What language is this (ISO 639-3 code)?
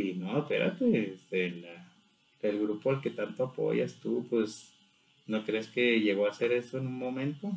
spa